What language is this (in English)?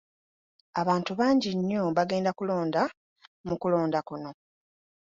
Ganda